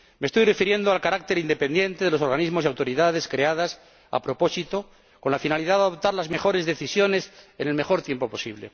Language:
Spanish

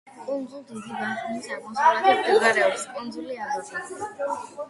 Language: Georgian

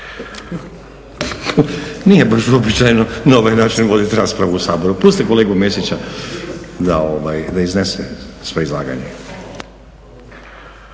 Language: Croatian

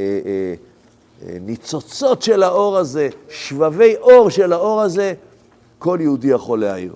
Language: Hebrew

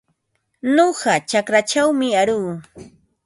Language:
Ambo-Pasco Quechua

